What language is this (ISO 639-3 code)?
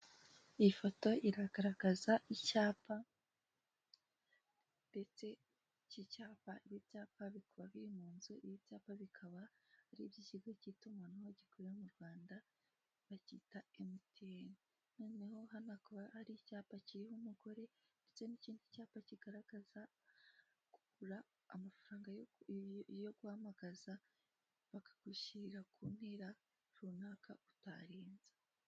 kin